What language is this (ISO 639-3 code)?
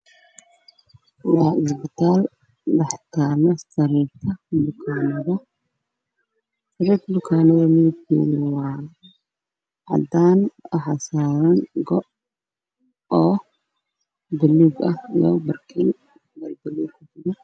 som